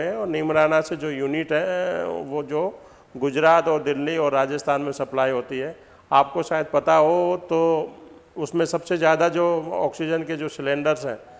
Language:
Hindi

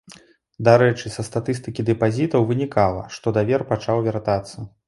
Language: Belarusian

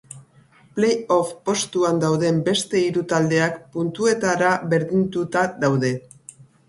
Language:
Basque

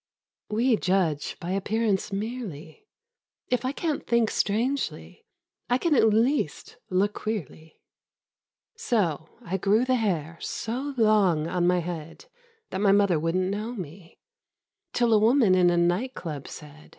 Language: English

